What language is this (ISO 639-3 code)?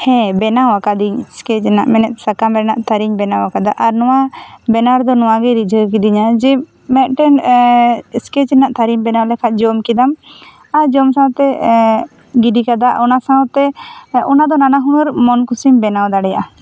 sat